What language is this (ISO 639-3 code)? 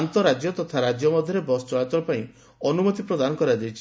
ori